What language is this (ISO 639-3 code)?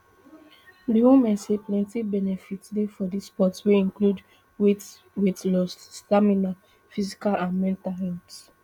pcm